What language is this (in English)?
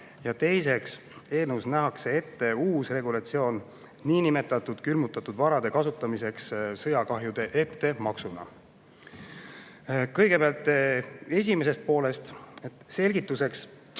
Estonian